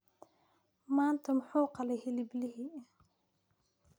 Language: Somali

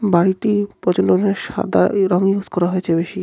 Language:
Bangla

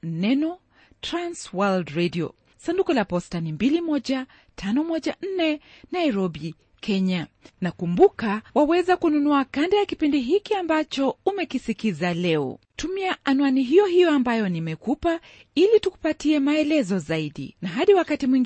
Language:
Swahili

